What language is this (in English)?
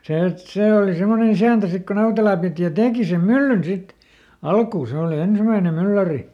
Finnish